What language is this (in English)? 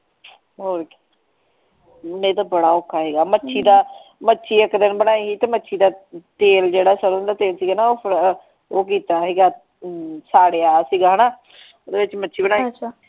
Punjabi